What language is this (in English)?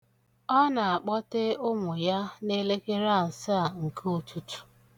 Igbo